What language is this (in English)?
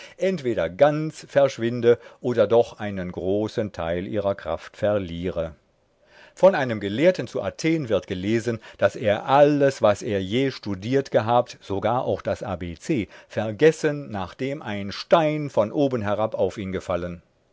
German